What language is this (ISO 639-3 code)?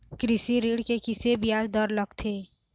hne